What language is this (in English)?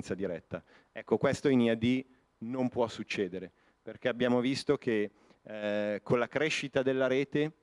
Italian